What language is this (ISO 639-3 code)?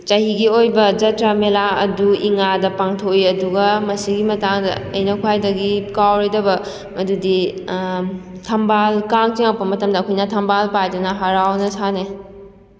mni